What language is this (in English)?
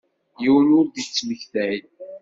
Kabyle